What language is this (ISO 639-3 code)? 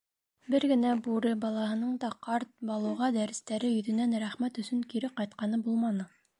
bak